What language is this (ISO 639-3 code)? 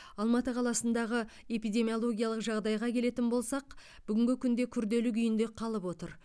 kaz